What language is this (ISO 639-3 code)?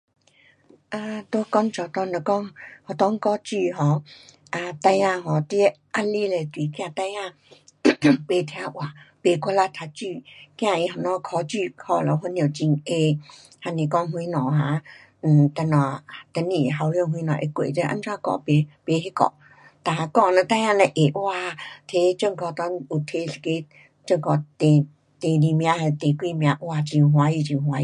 cpx